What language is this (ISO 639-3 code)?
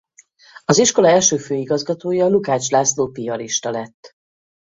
hun